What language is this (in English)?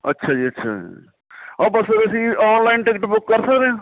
Punjabi